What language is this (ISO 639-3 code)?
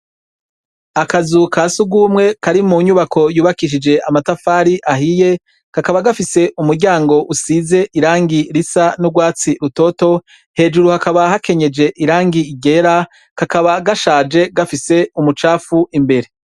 run